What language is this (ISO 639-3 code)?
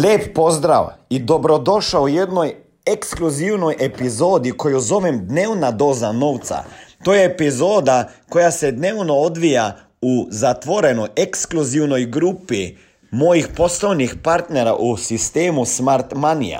hrv